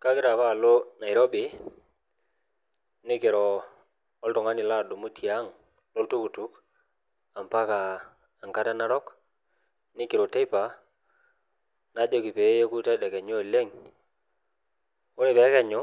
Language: Masai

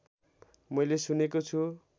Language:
Nepali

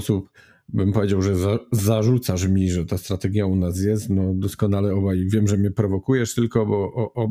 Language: Polish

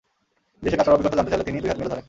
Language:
Bangla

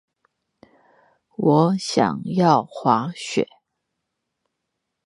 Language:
Chinese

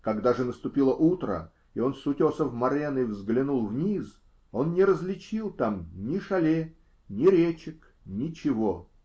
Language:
Russian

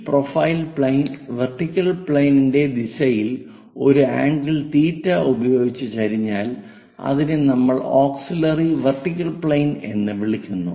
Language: Malayalam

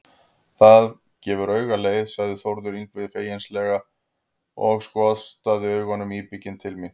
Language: Icelandic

